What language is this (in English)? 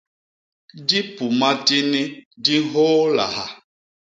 Basaa